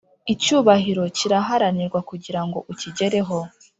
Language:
Kinyarwanda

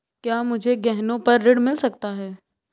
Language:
Hindi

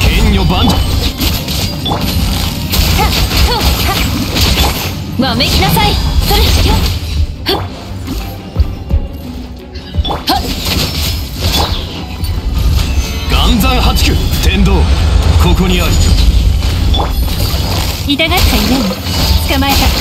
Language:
Japanese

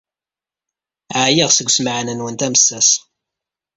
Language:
Kabyle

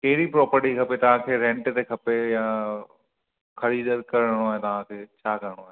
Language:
Sindhi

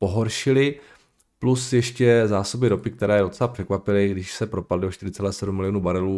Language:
Czech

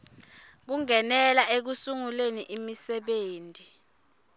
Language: Swati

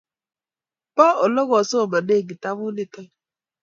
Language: Kalenjin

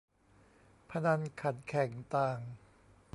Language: Thai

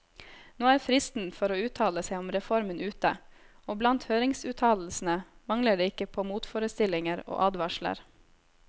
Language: Norwegian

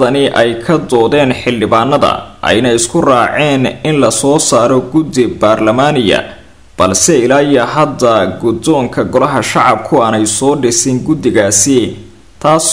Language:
Arabic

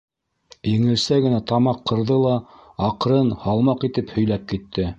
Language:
Bashkir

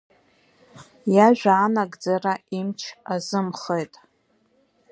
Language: Abkhazian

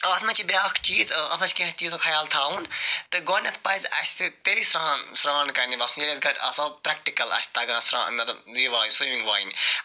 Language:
Kashmiri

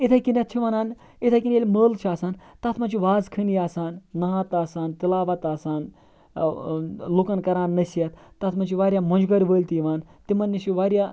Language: Kashmiri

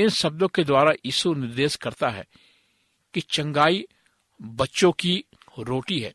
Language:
Hindi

